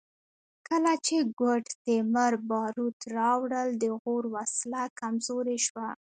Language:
Pashto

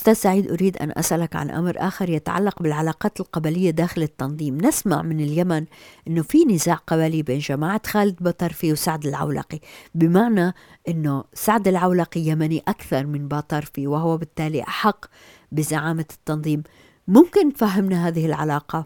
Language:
Arabic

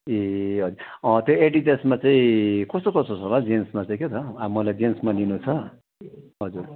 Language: Nepali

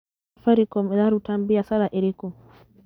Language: Kikuyu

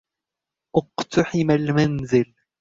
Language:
Arabic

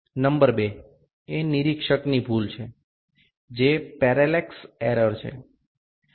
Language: Bangla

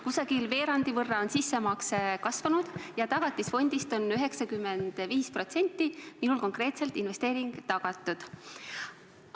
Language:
Estonian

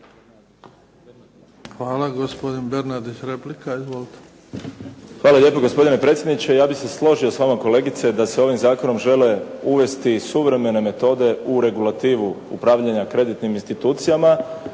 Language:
Croatian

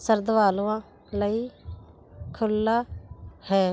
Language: Punjabi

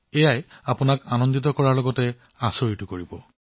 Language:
Assamese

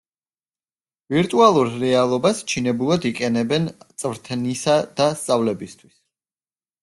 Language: Georgian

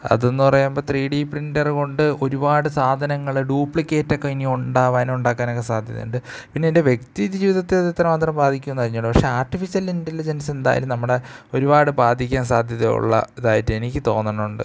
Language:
Malayalam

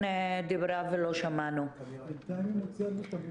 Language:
Hebrew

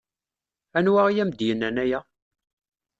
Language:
Kabyle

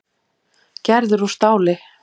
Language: Icelandic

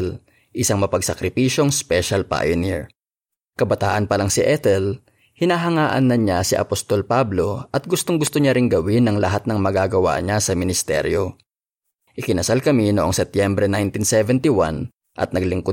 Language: Filipino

